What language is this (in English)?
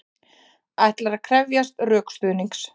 Icelandic